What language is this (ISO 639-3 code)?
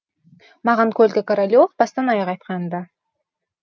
kaz